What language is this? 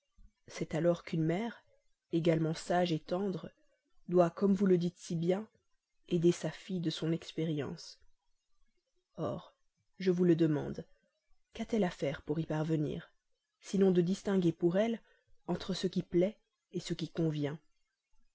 French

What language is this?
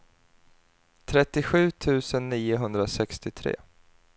Swedish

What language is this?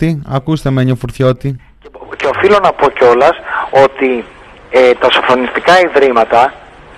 Greek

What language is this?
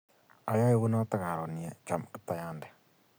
Kalenjin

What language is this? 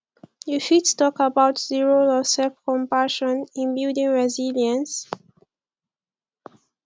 Nigerian Pidgin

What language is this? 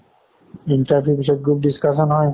Assamese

